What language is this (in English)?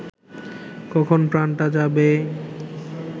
Bangla